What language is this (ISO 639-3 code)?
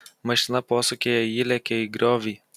lit